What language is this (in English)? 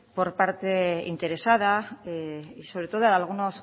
Spanish